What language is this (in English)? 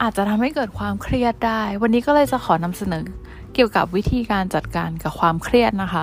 Thai